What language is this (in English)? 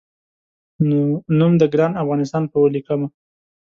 Pashto